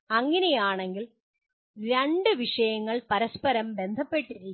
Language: Malayalam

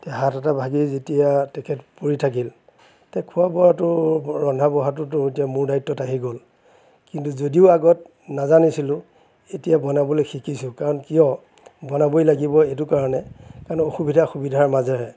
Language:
Assamese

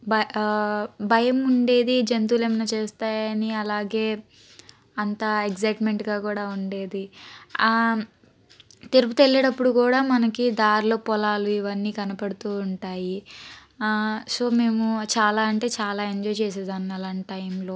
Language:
Telugu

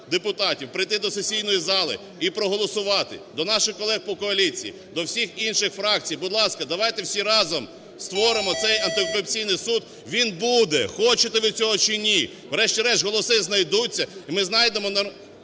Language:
Ukrainian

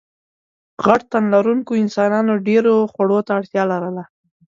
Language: Pashto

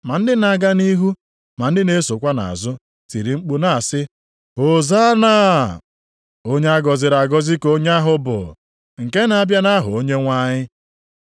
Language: Igbo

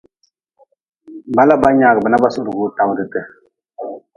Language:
Nawdm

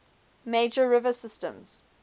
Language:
English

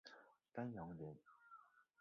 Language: Chinese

